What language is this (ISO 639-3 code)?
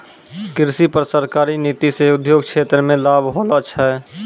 mai